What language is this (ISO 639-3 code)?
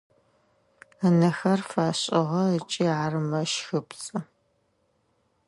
ady